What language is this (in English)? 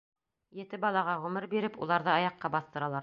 Bashkir